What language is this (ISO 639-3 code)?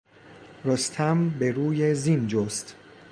fas